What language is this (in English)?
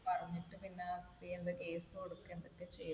Malayalam